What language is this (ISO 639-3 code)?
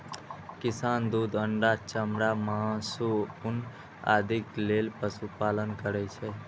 mai